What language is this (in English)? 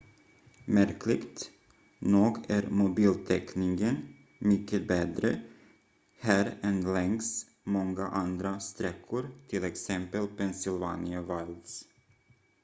Swedish